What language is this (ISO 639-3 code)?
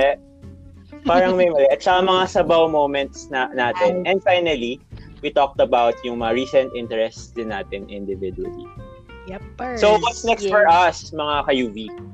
fil